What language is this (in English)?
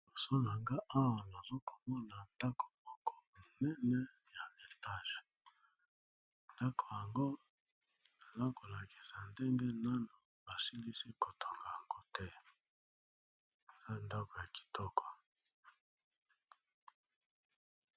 Lingala